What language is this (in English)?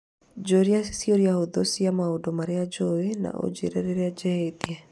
Kikuyu